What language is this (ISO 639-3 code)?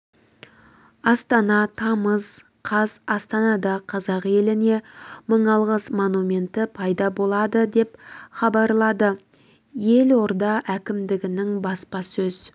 kaz